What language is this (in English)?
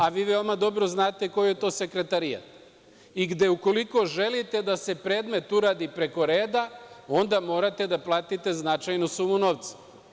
Serbian